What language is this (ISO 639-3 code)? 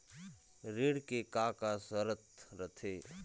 hne